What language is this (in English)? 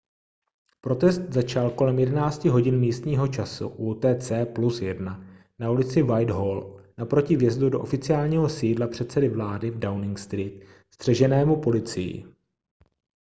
Czech